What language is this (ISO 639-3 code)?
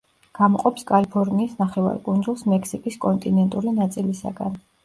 kat